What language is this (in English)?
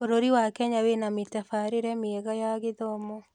Kikuyu